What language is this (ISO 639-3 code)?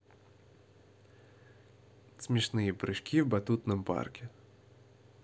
rus